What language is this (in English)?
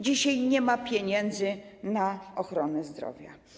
Polish